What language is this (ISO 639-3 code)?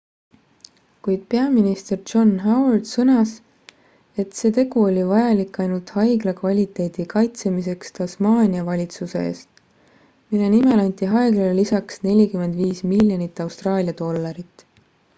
est